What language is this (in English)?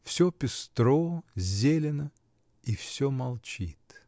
Russian